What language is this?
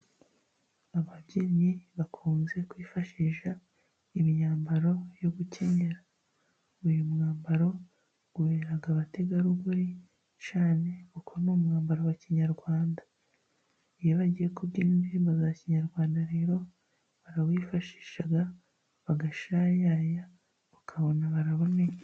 Kinyarwanda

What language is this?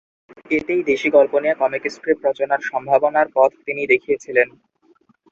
Bangla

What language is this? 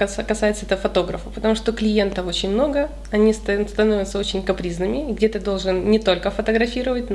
Russian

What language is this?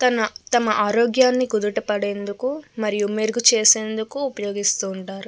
Telugu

